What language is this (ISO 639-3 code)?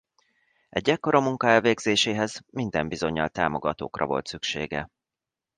hun